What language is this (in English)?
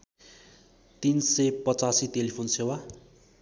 Nepali